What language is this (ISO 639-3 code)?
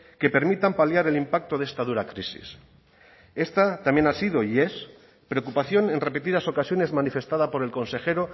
spa